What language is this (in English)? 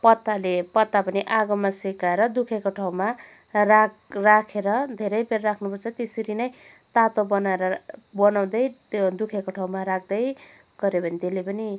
Nepali